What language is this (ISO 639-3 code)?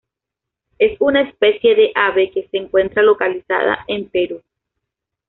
spa